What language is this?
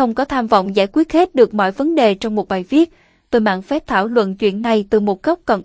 Vietnamese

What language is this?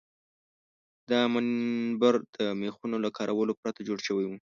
Pashto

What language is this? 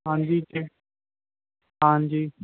Punjabi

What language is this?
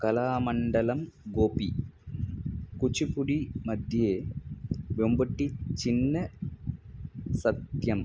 Sanskrit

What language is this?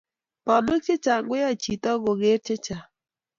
Kalenjin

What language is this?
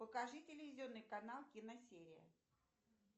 Russian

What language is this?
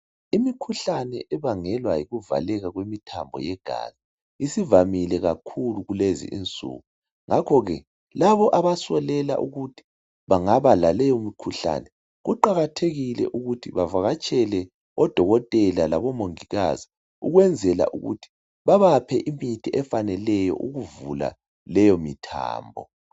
North Ndebele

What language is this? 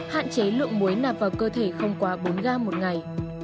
Vietnamese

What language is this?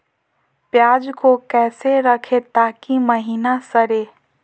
Magahi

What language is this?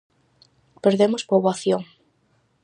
Galician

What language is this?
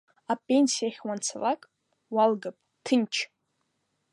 Abkhazian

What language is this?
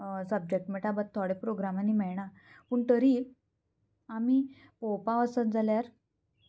Konkani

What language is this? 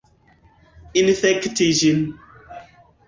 Esperanto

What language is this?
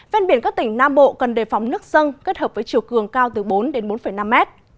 Vietnamese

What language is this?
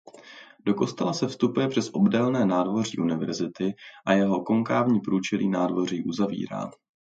Czech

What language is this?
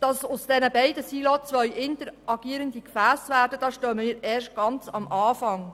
Swiss German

